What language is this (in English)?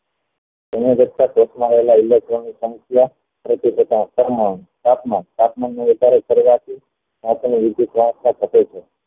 Gujarati